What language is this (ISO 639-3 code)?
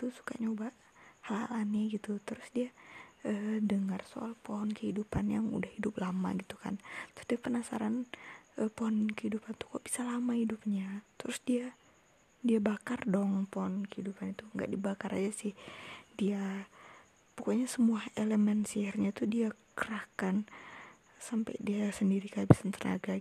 ind